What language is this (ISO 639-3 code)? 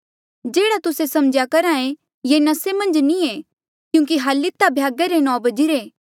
mjl